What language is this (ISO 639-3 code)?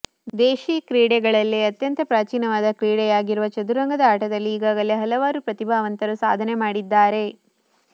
kan